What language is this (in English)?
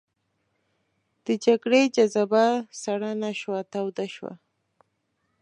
Pashto